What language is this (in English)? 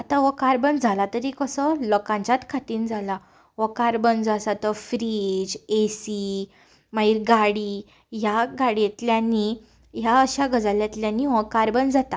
Konkani